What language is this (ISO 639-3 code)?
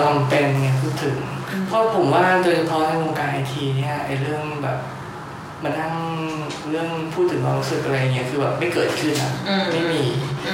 tha